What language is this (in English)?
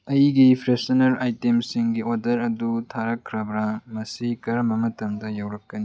Manipuri